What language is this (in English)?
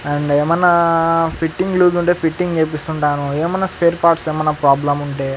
Telugu